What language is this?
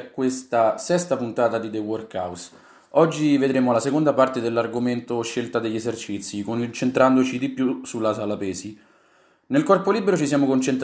Italian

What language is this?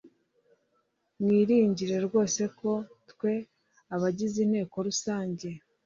Kinyarwanda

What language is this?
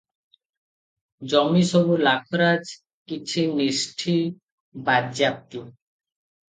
Odia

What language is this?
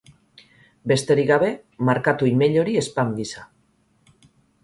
Basque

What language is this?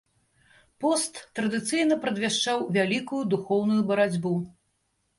Belarusian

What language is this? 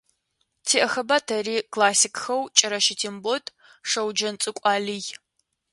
Adyghe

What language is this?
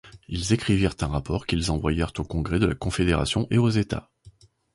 French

